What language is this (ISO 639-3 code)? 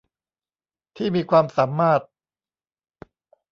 tha